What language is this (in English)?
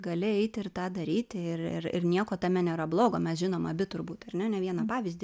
Lithuanian